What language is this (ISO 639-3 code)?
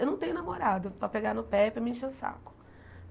por